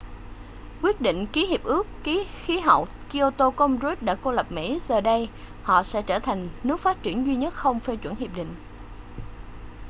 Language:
Vietnamese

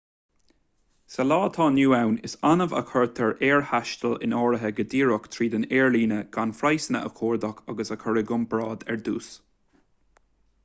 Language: Irish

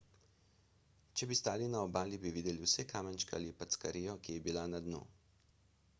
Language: Slovenian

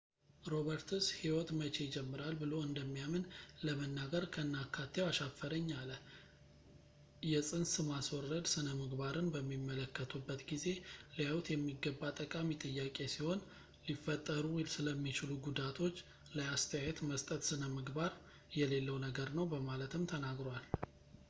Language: Amharic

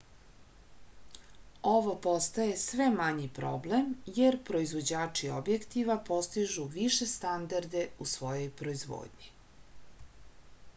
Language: Serbian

